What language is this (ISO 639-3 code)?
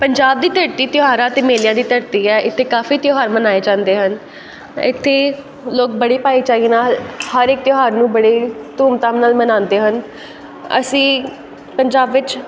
pan